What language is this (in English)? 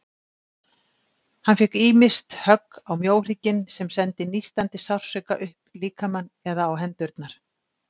Icelandic